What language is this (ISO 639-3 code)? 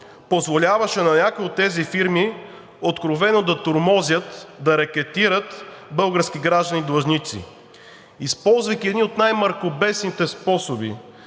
bul